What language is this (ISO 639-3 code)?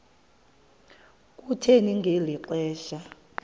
xho